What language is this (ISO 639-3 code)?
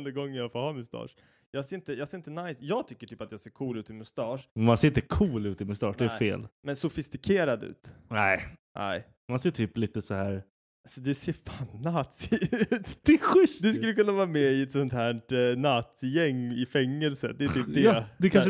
swe